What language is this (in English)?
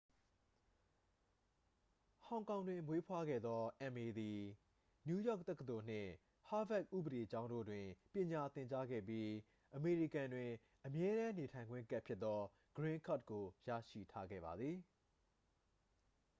Burmese